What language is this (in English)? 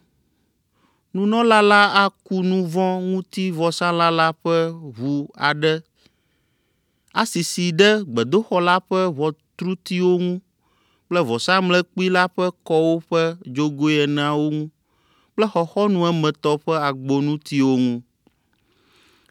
Ewe